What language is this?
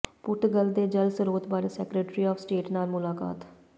Punjabi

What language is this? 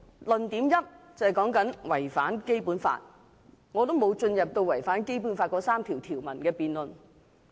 Cantonese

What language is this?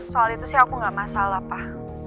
Indonesian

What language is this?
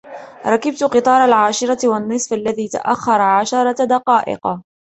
Arabic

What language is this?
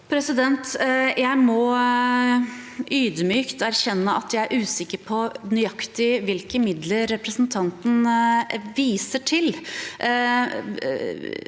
Norwegian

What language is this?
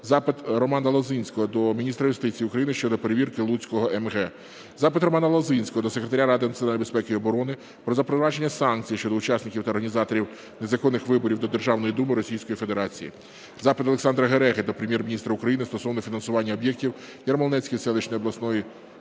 Ukrainian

